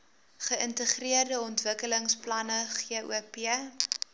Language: Afrikaans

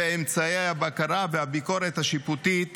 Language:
Hebrew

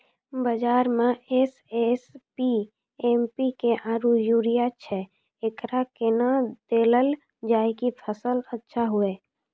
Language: Maithili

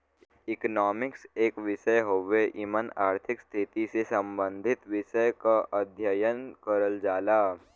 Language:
Bhojpuri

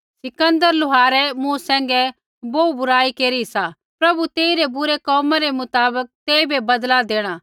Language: Kullu Pahari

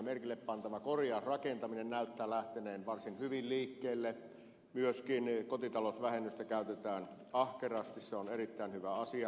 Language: Finnish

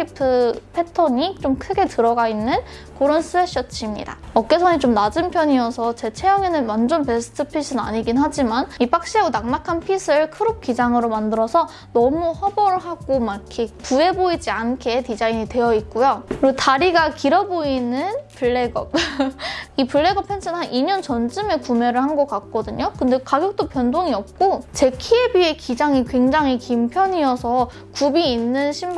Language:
Korean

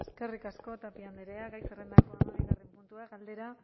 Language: Basque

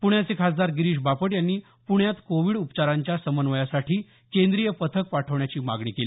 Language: Marathi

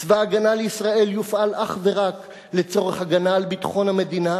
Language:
Hebrew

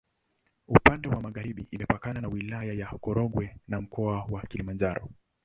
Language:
Swahili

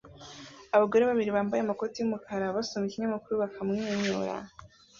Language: Kinyarwanda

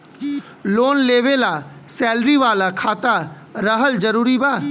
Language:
Bhojpuri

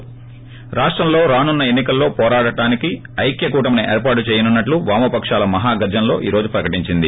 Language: Telugu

